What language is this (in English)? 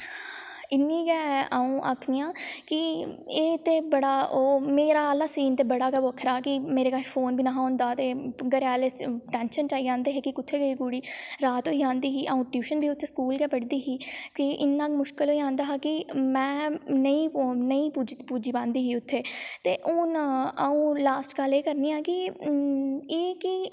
Dogri